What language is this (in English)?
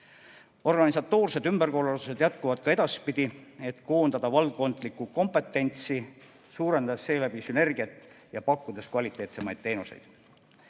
Estonian